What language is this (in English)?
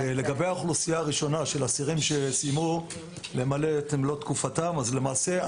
Hebrew